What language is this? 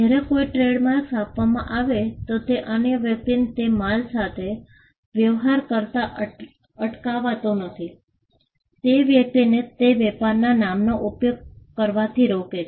Gujarati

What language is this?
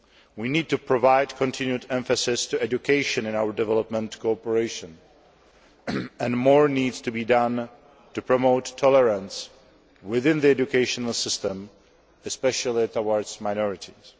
English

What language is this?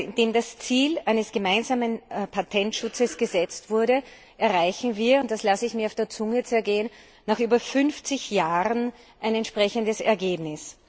German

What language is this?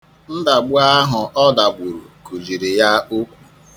Igbo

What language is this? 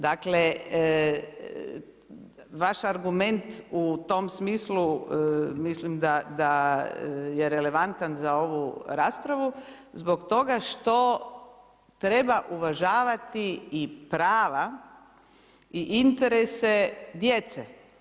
Croatian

